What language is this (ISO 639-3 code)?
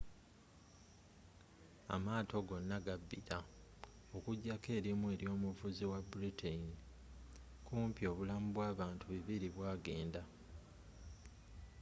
lug